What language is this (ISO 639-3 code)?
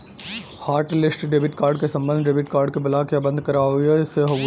bho